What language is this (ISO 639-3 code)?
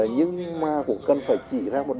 vie